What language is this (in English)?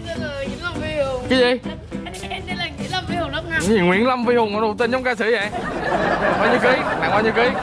Vietnamese